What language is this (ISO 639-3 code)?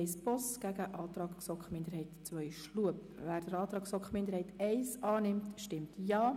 gsw